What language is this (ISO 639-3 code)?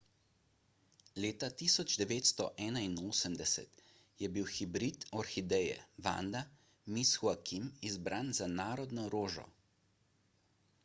slv